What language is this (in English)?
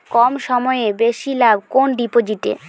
Bangla